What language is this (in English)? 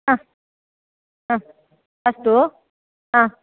Sanskrit